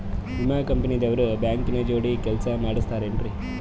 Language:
Kannada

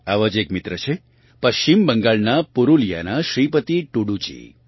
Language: Gujarati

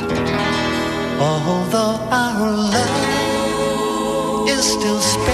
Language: Slovak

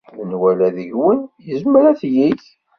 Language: Kabyle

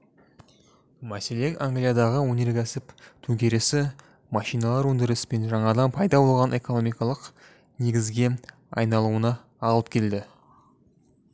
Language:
Kazakh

